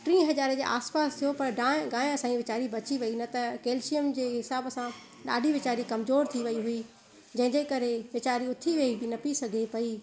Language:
Sindhi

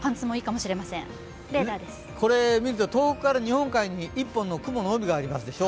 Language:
Japanese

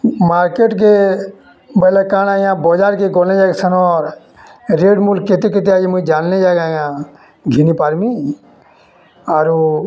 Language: Odia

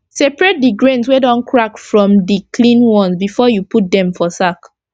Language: Nigerian Pidgin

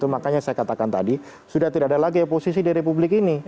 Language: Indonesian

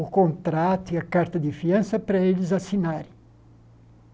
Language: Portuguese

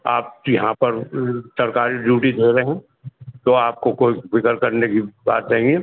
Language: Urdu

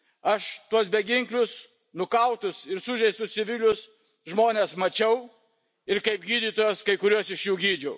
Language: Lithuanian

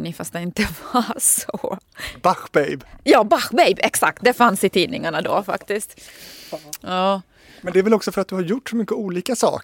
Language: Swedish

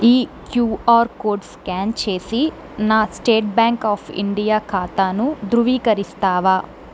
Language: Telugu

